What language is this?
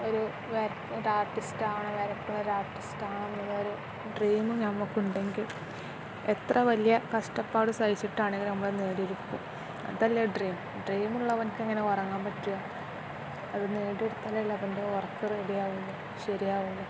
Malayalam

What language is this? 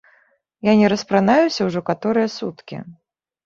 Belarusian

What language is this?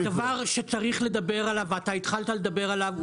Hebrew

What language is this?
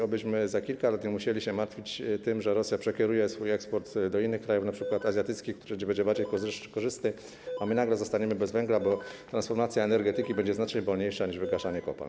Polish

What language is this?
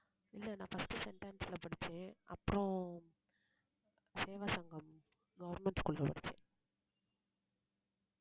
Tamil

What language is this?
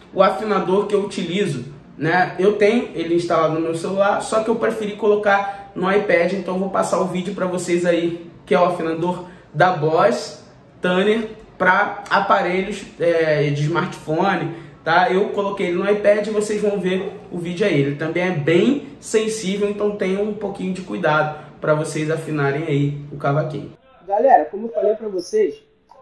Portuguese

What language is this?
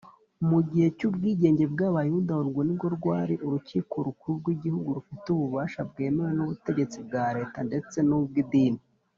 Kinyarwanda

